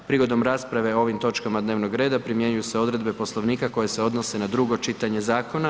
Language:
Croatian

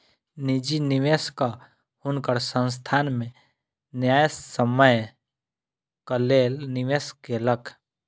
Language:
Maithili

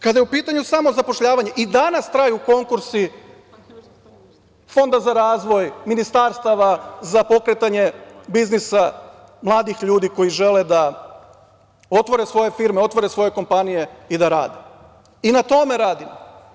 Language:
Serbian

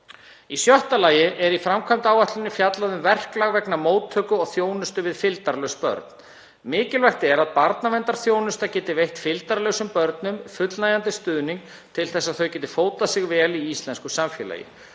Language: Icelandic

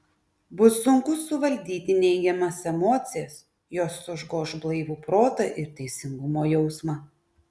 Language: Lithuanian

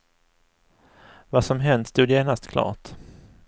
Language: Swedish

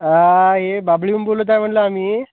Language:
Marathi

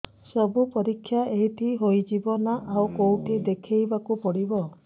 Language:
Odia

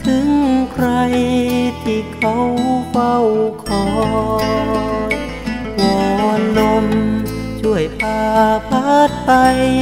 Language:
Thai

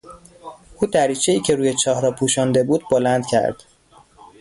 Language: Persian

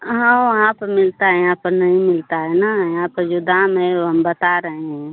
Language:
Hindi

